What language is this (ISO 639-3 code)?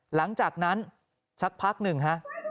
tha